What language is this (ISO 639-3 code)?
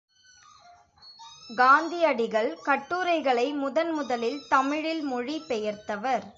tam